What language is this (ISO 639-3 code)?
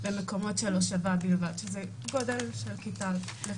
heb